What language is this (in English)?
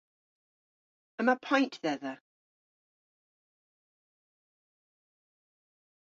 Cornish